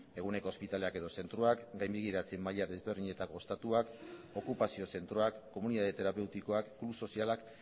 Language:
Basque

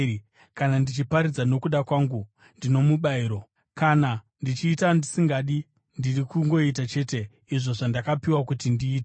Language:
Shona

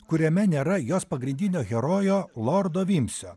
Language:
Lithuanian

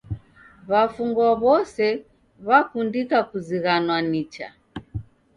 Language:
Taita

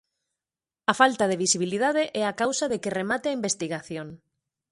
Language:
Galician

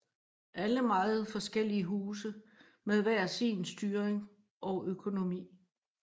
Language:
Danish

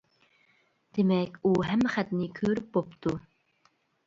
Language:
Uyghur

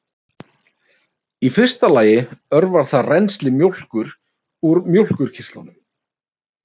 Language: Icelandic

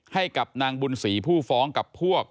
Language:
Thai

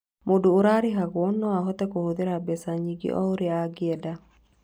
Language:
Kikuyu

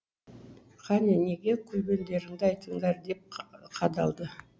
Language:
Kazakh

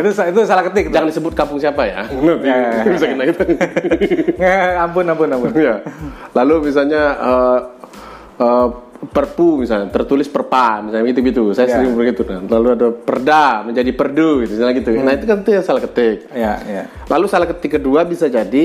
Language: Indonesian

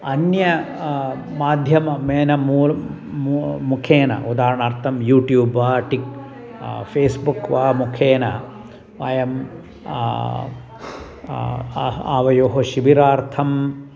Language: Sanskrit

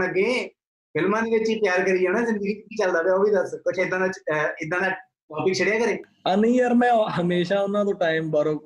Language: Punjabi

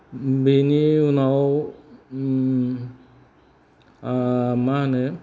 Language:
Bodo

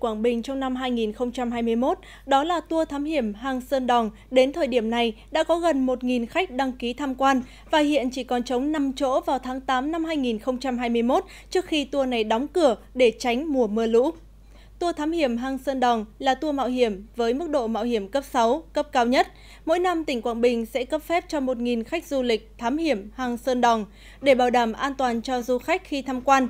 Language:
Vietnamese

